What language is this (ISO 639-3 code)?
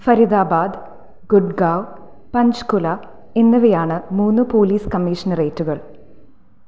mal